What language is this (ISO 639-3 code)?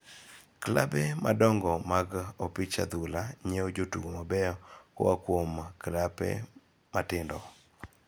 luo